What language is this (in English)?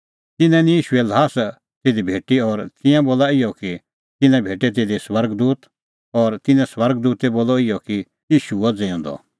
Kullu Pahari